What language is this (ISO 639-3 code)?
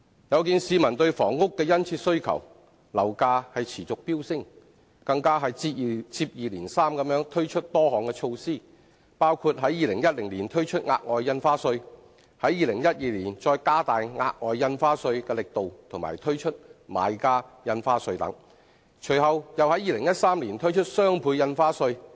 yue